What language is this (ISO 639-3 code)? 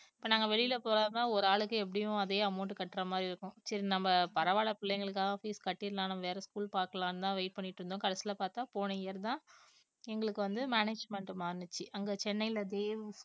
tam